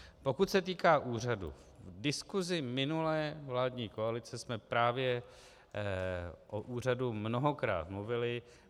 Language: Czech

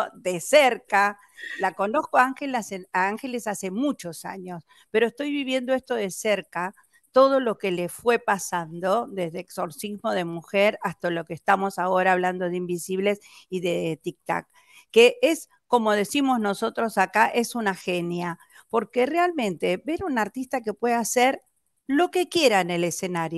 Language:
Spanish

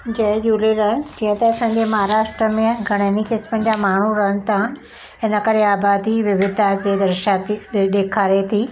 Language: Sindhi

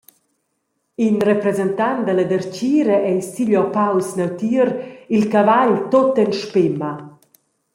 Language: Romansh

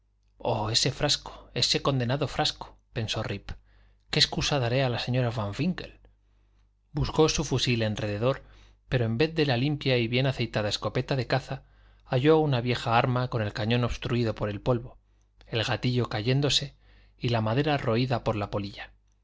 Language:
Spanish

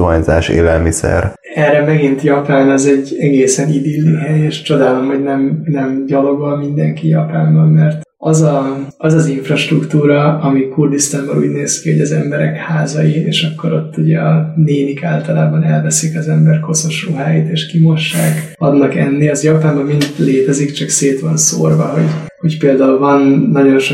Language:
Hungarian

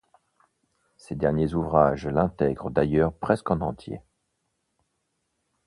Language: French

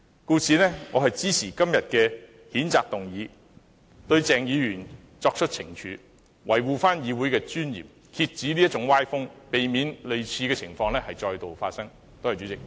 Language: Cantonese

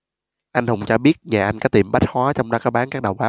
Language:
Vietnamese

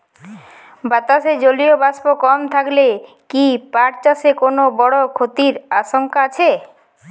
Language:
Bangla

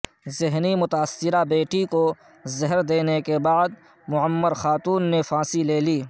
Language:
Urdu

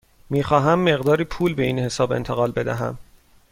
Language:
Persian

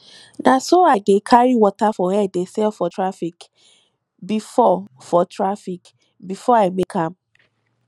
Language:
Nigerian Pidgin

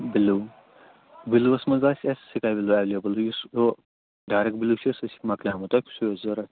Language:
Kashmiri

